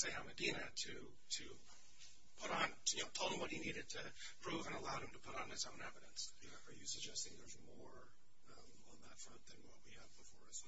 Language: English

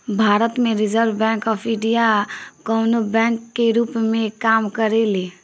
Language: Bhojpuri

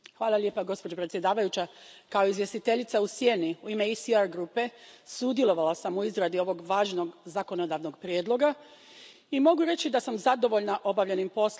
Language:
Croatian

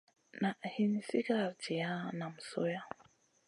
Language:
Masana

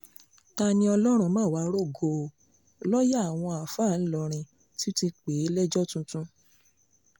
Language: Yoruba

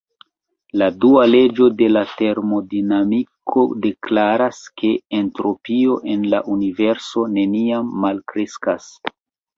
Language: Esperanto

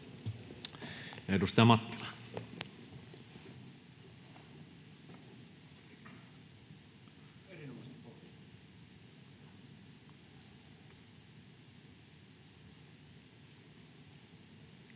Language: Finnish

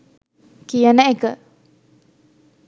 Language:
Sinhala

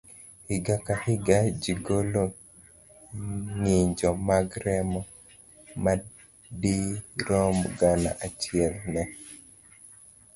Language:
Luo (Kenya and Tanzania)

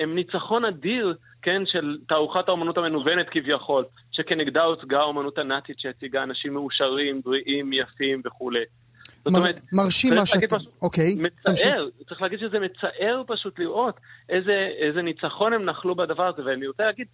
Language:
Hebrew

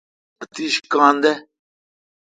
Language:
Kalkoti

